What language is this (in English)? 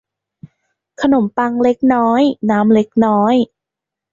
Thai